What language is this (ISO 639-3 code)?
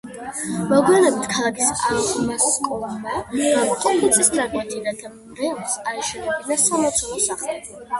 kat